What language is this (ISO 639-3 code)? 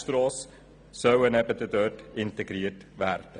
gsw